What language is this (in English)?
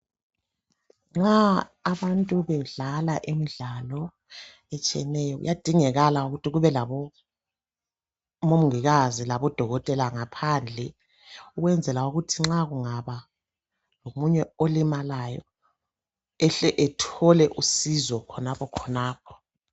North Ndebele